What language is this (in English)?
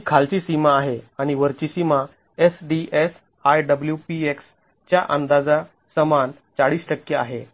Marathi